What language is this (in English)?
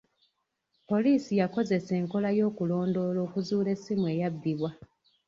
Ganda